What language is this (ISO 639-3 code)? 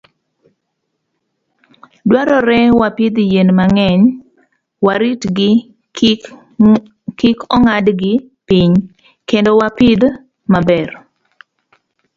luo